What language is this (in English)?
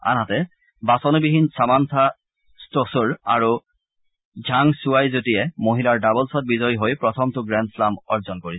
Assamese